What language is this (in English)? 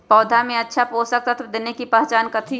Magahi